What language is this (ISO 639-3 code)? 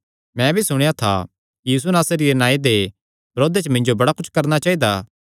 xnr